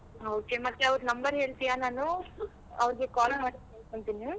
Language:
Kannada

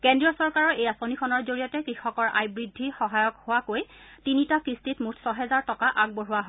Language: Assamese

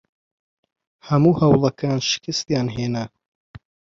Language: Central Kurdish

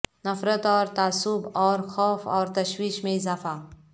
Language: Urdu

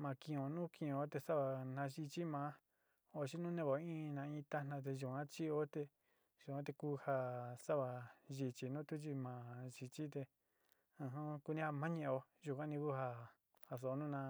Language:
Sinicahua Mixtec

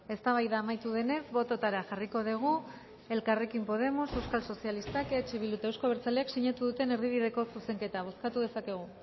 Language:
Basque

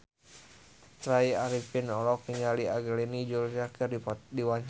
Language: Sundanese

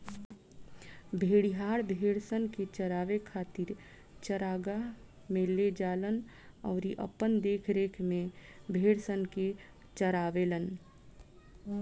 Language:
Bhojpuri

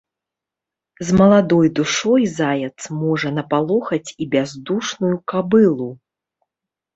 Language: Belarusian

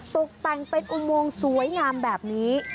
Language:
Thai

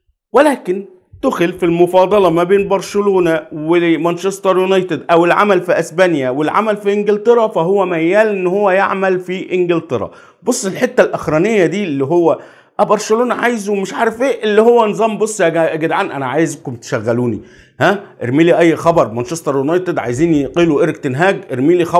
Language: Arabic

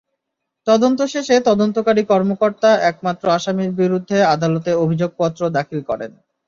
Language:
Bangla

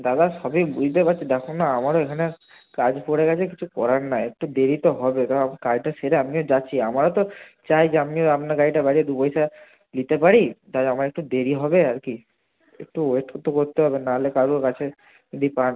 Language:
Bangla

